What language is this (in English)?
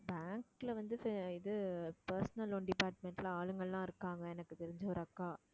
Tamil